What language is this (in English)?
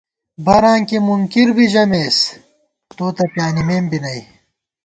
Gawar-Bati